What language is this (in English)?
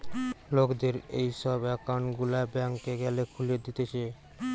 Bangla